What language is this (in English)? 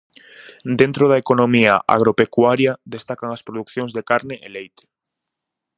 Galician